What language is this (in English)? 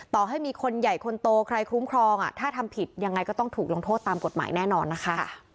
Thai